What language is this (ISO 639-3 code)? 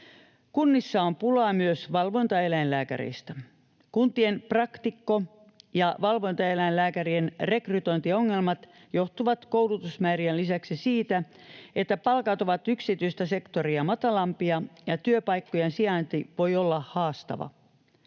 fin